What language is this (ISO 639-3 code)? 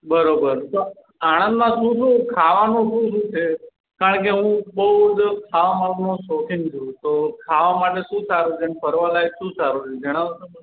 guj